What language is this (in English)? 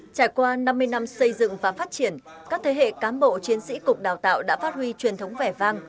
Vietnamese